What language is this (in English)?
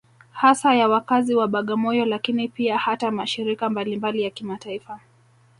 Swahili